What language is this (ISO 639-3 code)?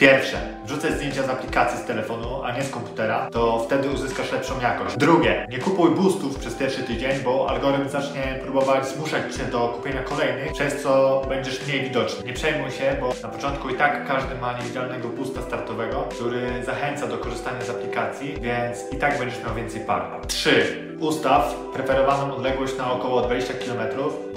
pol